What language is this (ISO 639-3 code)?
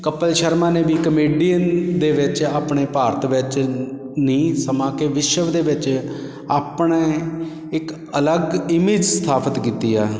pan